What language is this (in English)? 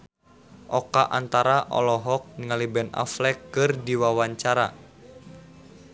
Sundanese